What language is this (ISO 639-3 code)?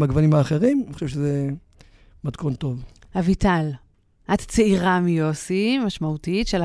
heb